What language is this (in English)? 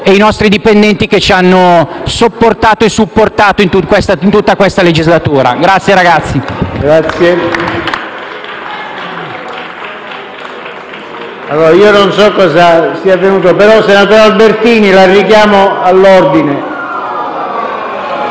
Italian